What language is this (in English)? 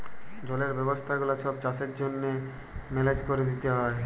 Bangla